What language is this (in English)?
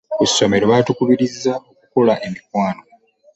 Ganda